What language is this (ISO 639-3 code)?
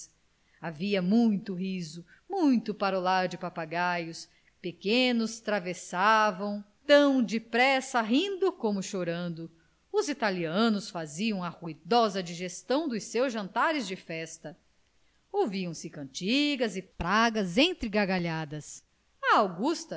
por